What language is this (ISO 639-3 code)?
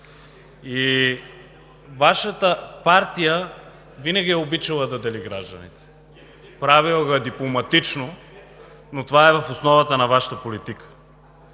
bul